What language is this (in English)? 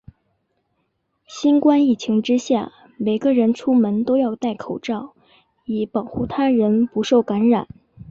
Chinese